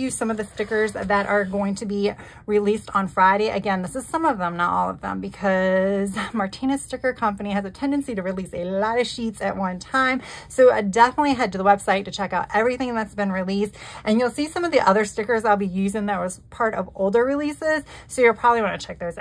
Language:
English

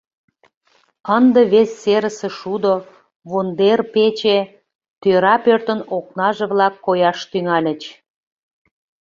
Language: Mari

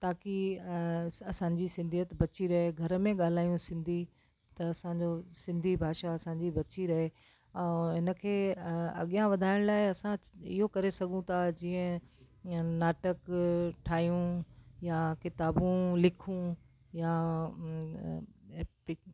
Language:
Sindhi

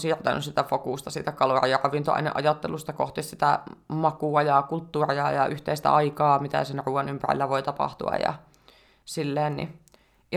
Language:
Finnish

